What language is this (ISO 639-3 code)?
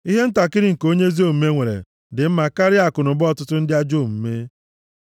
ibo